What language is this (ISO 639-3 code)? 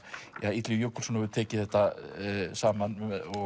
isl